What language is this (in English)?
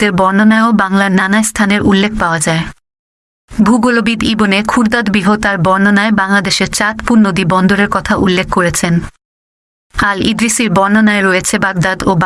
Bangla